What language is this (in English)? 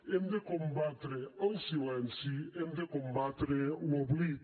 Catalan